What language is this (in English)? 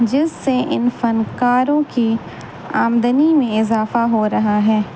Urdu